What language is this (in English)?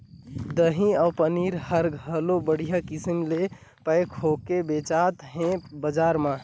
Chhattisgarhi